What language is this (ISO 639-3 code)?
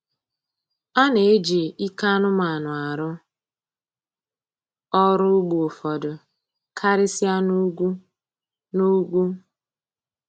ibo